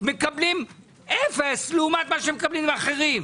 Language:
Hebrew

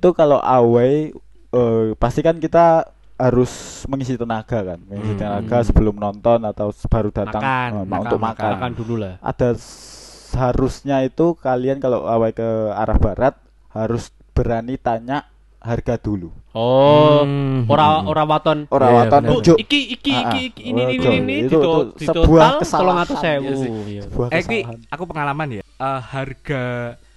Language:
Indonesian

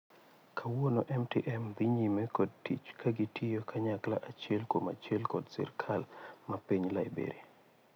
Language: Luo (Kenya and Tanzania)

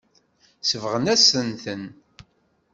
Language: Kabyle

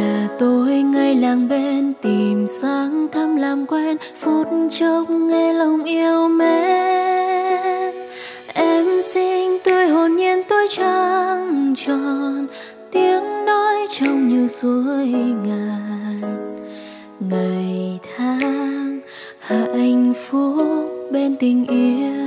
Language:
Vietnamese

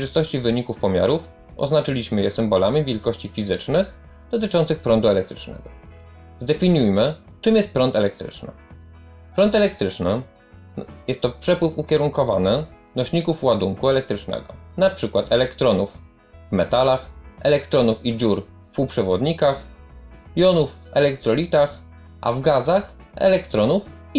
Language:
Polish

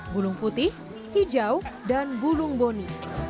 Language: Indonesian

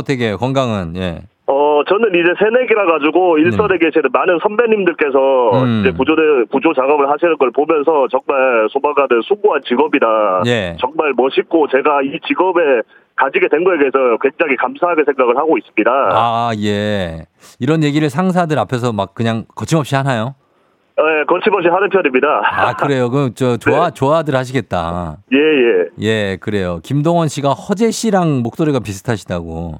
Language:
Korean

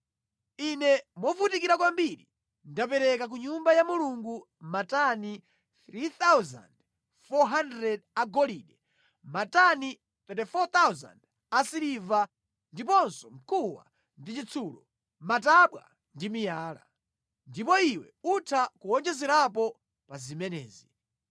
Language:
Nyanja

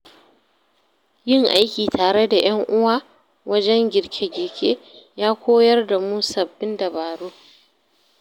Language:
Hausa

